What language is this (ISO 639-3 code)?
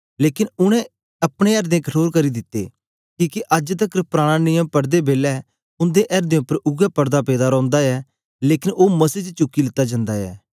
doi